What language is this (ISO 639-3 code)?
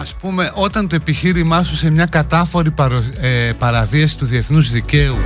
ell